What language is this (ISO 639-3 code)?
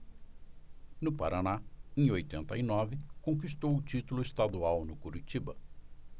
por